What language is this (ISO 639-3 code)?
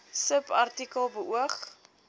afr